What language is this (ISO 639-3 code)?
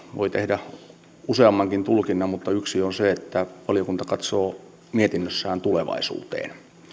fin